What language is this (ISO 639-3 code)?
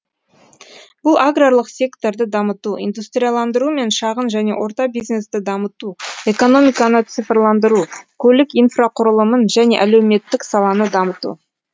kaz